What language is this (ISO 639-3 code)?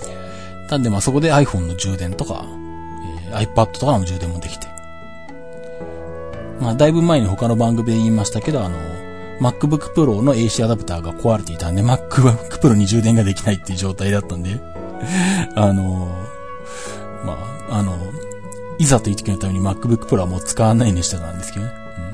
jpn